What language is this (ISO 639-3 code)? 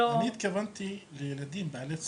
heb